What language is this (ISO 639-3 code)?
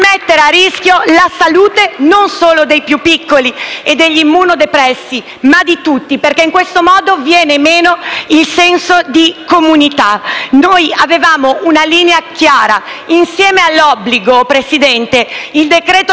ita